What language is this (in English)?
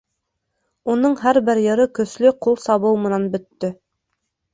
Bashkir